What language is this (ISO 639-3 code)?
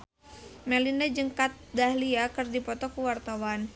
sun